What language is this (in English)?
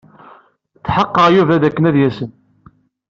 Kabyle